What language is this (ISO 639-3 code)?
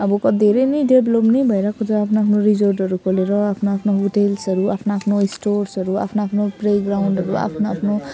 nep